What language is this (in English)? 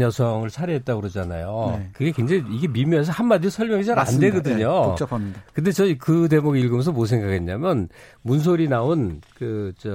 Korean